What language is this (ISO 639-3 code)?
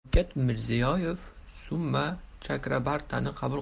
uzb